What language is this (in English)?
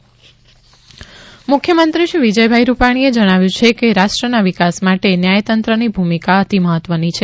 Gujarati